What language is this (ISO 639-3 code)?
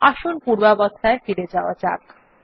ben